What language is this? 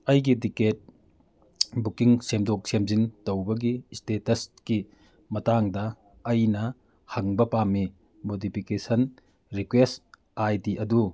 Manipuri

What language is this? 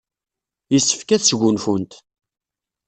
Kabyle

